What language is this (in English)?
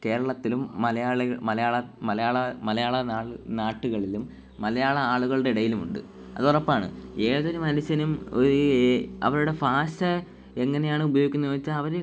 Malayalam